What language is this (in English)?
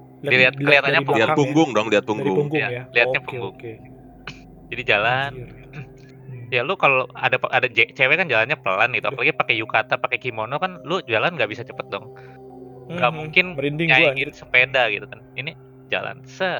Indonesian